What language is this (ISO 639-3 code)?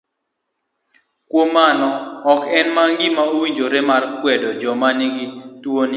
luo